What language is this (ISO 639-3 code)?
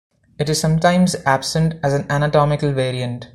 eng